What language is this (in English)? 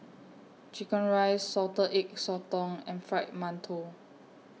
English